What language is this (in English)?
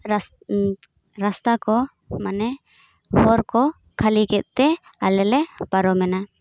Santali